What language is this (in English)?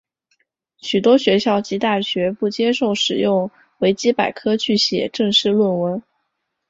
Chinese